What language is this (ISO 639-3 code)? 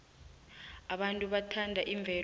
nbl